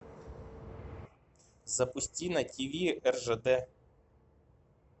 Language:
Russian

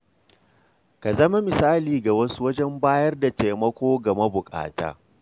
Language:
Hausa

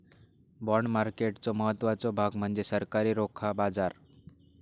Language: Marathi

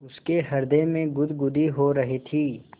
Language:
Hindi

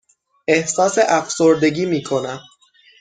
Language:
Persian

